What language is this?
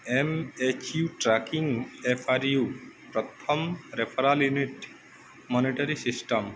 Odia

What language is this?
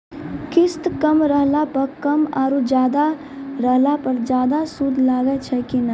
Maithili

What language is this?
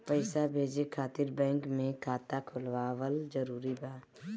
Bhojpuri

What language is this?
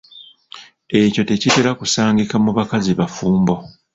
Ganda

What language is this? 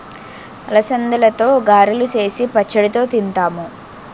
Telugu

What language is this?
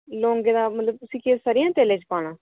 Dogri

